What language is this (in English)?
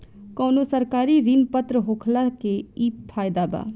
Bhojpuri